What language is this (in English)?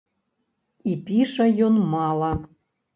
Belarusian